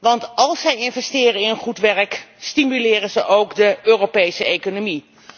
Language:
Dutch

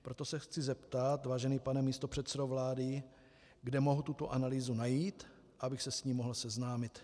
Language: Czech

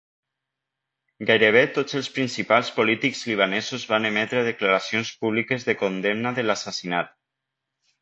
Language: Catalan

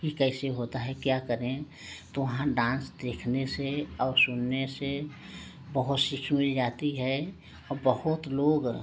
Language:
Hindi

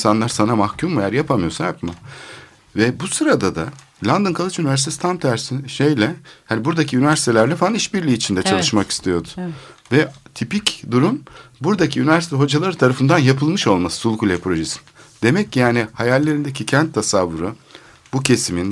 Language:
Turkish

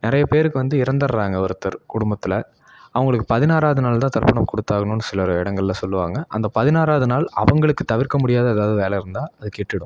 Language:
Tamil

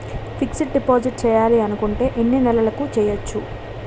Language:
Telugu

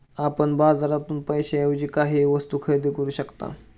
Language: Marathi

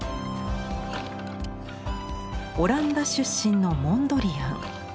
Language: Japanese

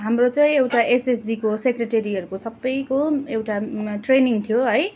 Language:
Nepali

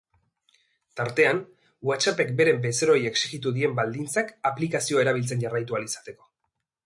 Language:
Basque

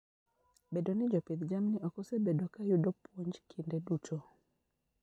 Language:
Luo (Kenya and Tanzania)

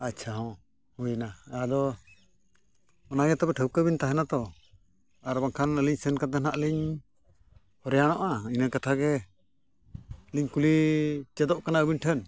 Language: Santali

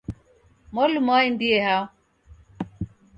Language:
Taita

